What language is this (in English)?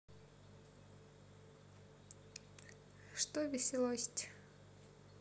Russian